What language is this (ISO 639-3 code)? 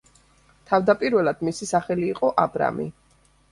kat